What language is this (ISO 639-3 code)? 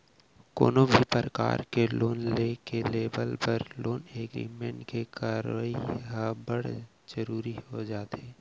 hne